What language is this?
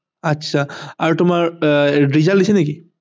Assamese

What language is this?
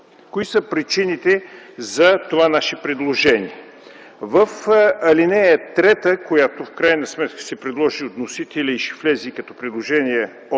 Bulgarian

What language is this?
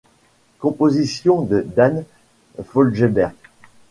French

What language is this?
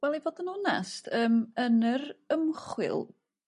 Welsh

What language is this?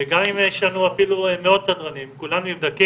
Hebrew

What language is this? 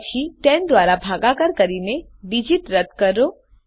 Gujarati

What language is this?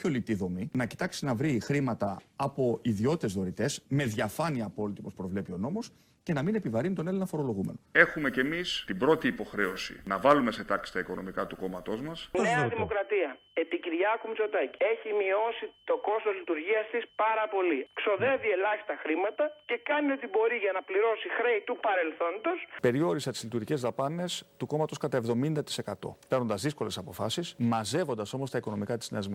Greek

